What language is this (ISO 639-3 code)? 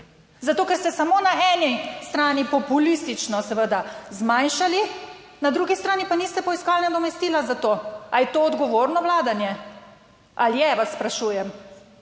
slv